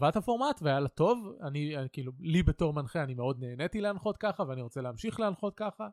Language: Hebrew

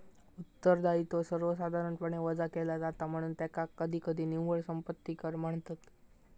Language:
Marathi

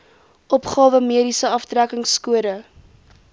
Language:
Afrikaans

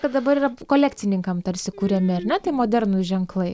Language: Lithuanian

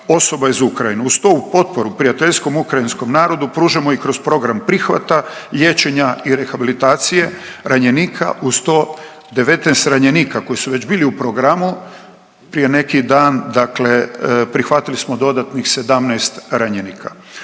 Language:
Croatian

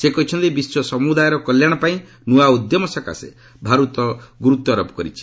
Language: Odia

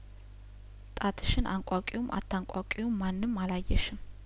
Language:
Amharic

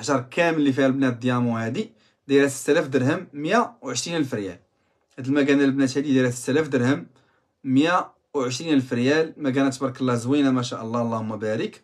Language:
Arabic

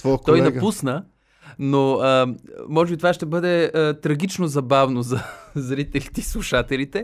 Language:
Bulgarian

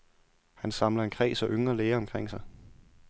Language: Danish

